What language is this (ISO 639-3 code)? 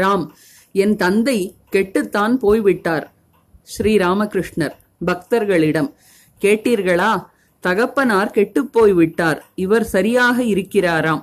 tam